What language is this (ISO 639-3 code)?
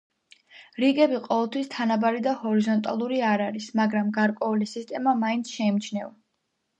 kat